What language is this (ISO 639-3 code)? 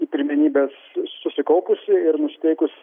lit